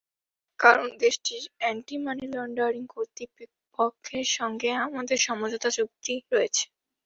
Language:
Bangla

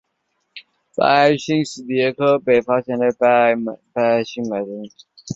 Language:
Chinese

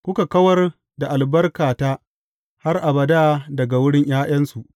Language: Hausa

